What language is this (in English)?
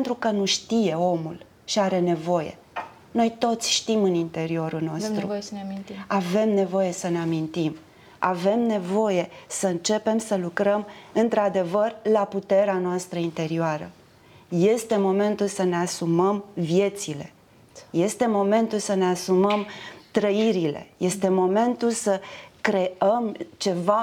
Romanian